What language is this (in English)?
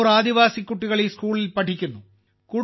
Malayalam